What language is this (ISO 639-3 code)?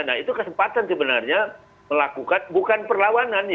ind